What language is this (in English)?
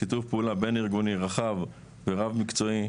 Hebrew